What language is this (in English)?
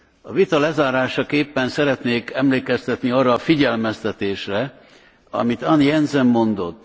Hungarian